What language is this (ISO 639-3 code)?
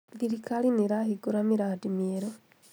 kik